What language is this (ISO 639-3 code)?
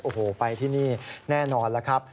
tha